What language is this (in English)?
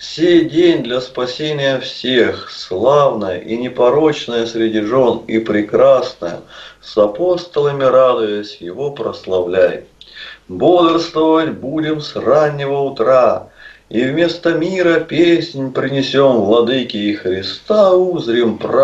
Russian